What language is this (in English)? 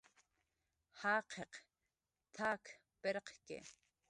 Jaqaru